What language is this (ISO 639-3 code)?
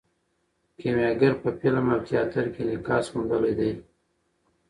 pus